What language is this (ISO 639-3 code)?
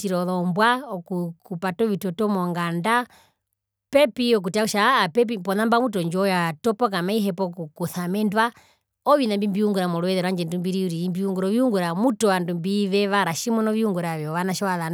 her